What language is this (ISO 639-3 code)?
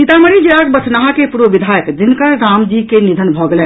mai